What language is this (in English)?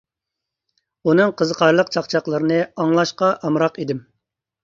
Uyghur